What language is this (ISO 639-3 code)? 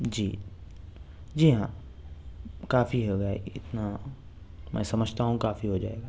urd